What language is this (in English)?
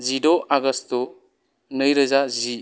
Bodo